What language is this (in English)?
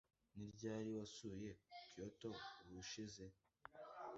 Kinyarwanda